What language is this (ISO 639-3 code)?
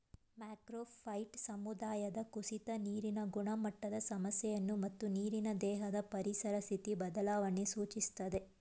kan